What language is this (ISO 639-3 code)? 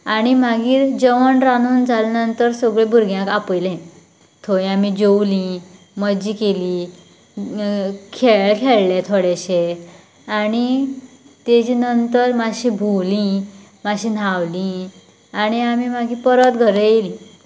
kok